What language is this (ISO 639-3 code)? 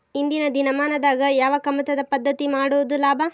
kan